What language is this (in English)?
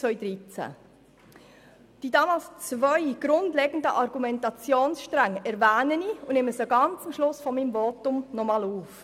Swiss German